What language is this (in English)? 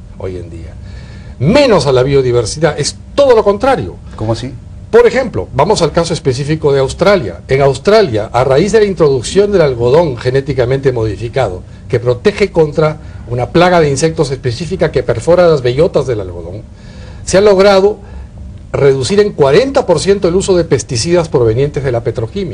Spanish